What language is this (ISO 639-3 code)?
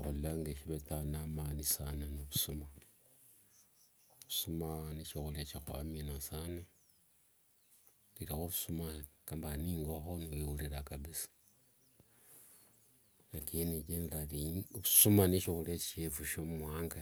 lwg